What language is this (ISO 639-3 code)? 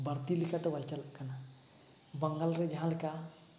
sat